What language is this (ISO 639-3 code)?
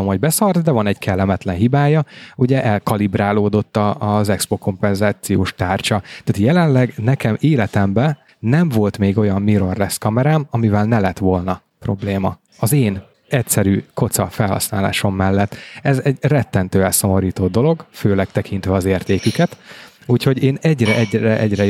hun